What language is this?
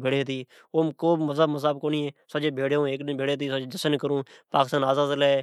Od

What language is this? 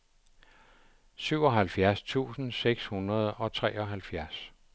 Danish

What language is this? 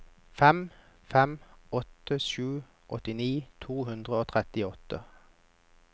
Norwegian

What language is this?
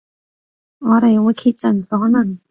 Cantonese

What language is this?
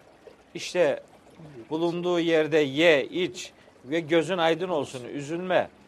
Turkish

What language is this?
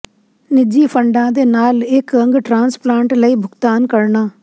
Punjabi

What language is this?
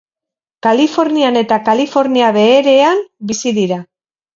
Basque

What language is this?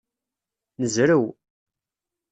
Kabyle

